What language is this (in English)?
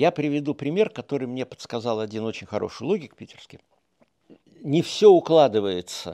Russian